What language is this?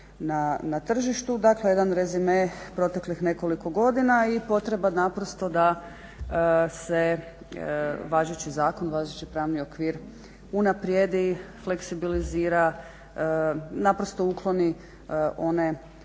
Croatian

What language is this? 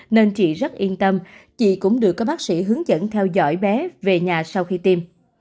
Vietnamese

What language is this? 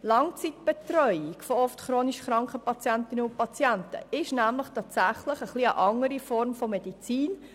Swiss German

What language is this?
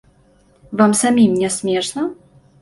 Belarusian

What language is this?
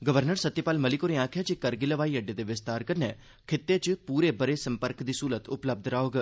Dogri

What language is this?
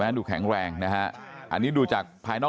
Thai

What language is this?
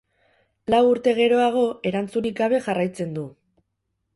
Basque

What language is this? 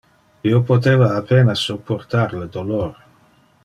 Interlingua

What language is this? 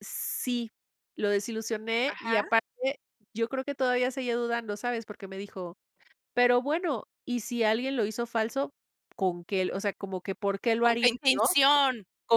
Spanish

